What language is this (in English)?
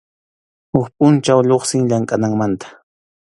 Arequipa-La Unión Quechua